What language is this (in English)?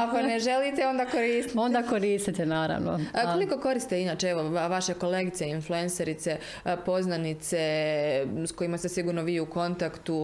Croatian